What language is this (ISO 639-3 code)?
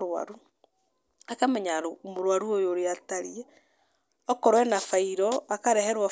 kik